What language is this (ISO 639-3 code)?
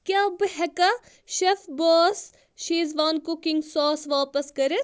kas